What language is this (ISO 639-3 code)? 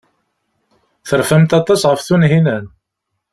kab